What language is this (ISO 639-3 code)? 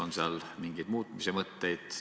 est